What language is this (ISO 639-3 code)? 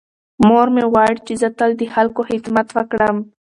pus